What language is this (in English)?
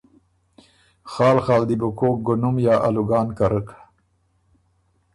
Ormuri